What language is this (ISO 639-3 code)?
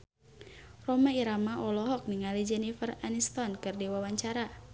sun